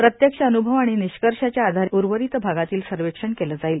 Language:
Marathi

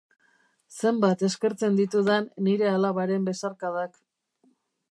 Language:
Basque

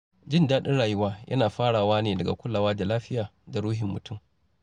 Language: Hausa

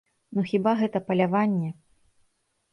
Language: Belarusian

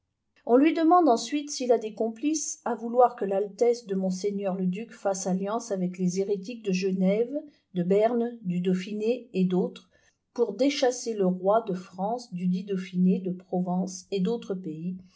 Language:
French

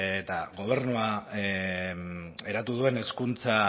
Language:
Basque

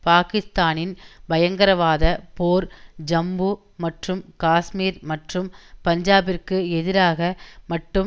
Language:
Tamil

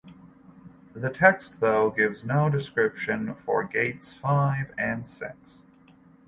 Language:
English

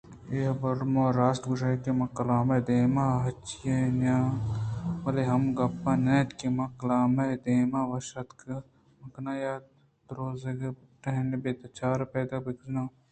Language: Eastern Balochi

